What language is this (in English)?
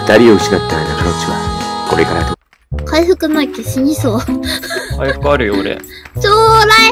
Japanese